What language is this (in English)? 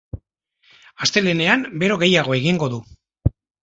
Basque